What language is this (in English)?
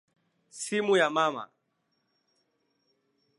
Swahili